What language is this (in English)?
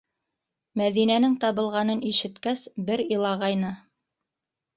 Bashkir